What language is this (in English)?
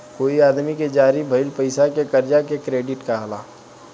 Bhojpuri